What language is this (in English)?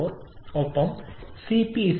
Malayalam